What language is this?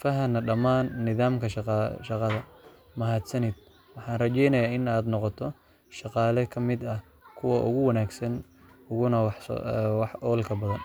Somali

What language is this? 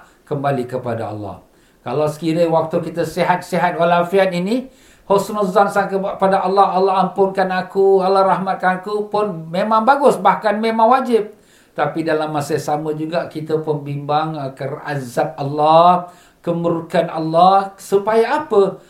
Malay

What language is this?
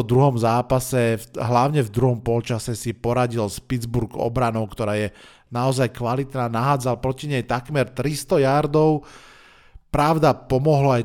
Slovak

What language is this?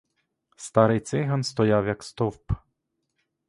Ukrainian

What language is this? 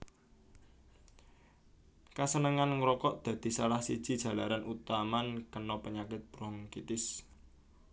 Javanese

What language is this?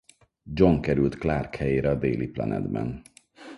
Hungarian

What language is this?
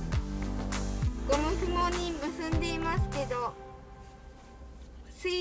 Japanese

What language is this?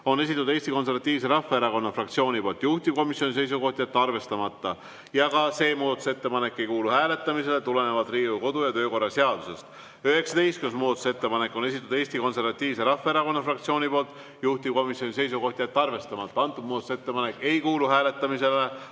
Estonian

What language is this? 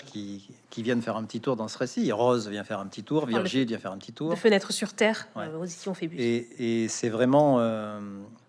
French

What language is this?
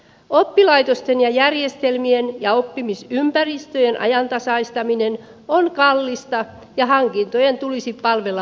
Finnish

